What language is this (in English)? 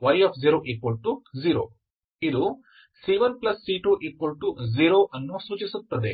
Kannada